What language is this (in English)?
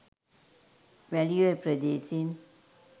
Sinhala